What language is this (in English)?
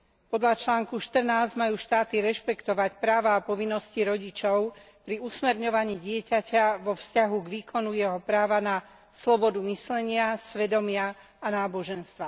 Slovak